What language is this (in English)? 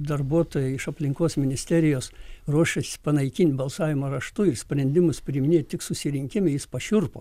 Lithuanian